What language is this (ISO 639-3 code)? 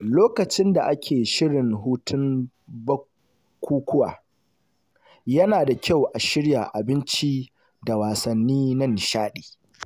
hau